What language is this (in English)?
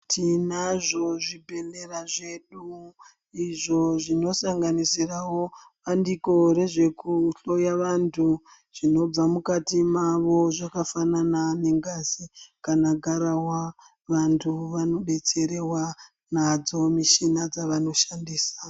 Ndau